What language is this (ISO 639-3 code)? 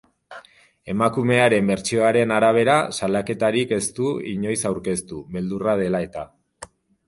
eus